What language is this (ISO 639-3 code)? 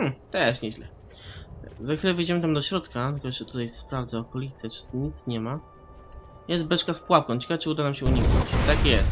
pol